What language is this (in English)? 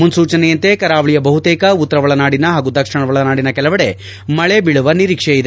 Kannada